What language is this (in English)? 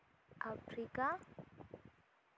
Santali